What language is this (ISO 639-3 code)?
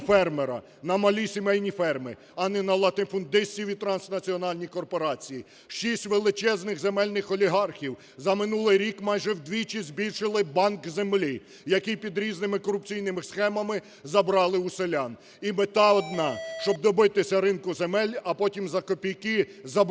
ukr